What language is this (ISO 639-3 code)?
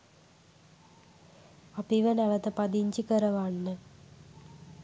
sin